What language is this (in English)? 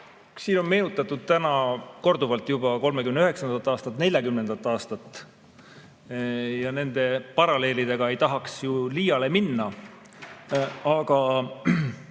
Estonian